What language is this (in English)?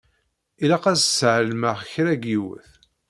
Kabyle